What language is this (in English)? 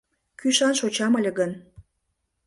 Mari